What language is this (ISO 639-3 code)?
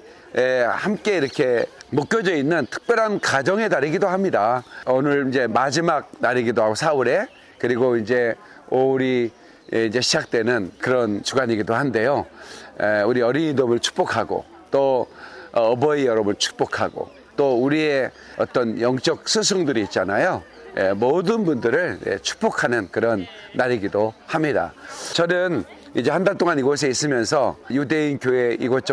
kor